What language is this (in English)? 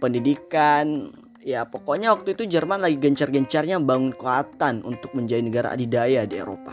Indonesian